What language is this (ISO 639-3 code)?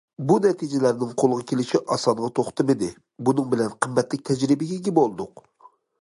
uig